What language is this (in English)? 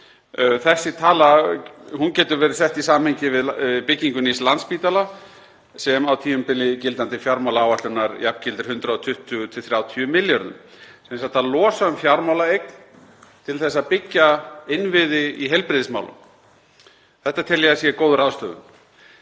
Icelandic